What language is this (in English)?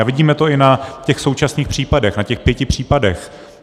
Czech